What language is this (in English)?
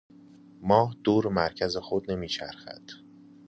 Persian